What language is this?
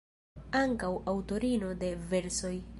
Esperanto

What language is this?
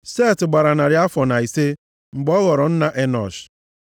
Igbo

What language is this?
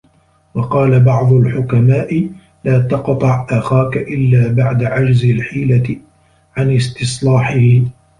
Arabic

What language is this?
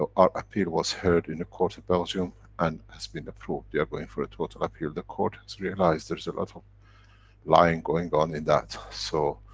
English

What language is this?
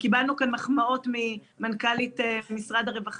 Hebrew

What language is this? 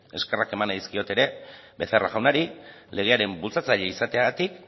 Basque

